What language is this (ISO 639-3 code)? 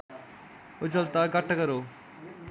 doi